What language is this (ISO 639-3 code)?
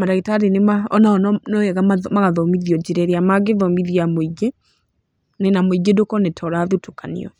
kik